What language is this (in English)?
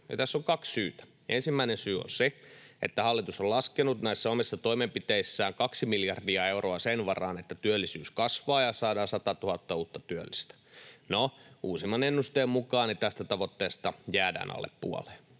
Finnish